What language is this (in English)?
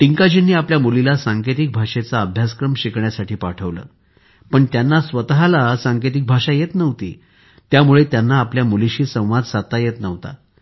Marathi